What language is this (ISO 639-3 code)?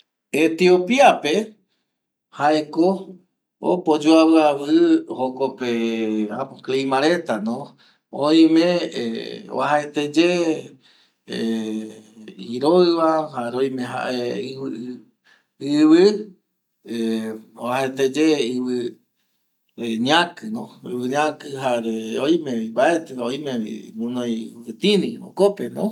gui